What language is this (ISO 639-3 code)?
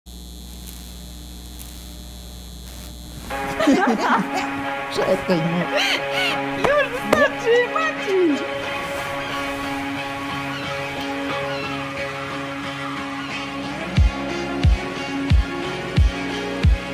pol